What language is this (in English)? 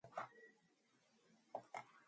Mongolian